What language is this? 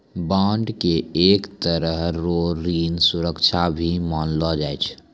Maithili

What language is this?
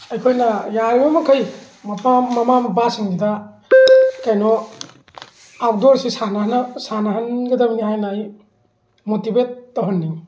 Manipuri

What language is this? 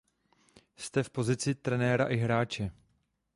Czech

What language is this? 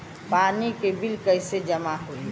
Bhojpuri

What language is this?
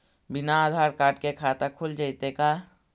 Magahi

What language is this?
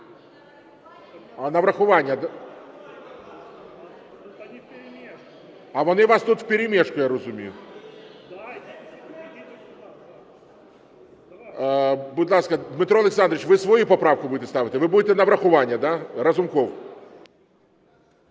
Ukrainian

